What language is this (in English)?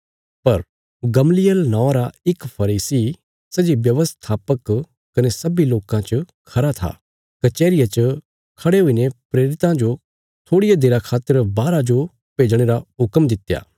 Bilaspuri